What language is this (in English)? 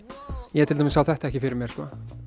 Icelandic